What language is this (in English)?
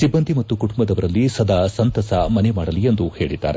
Kannada